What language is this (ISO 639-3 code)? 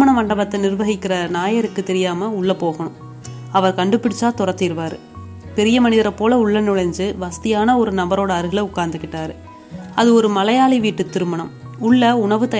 tam